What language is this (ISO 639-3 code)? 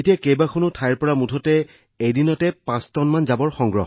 asm